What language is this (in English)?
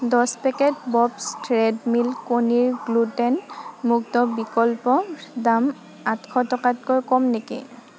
Assamese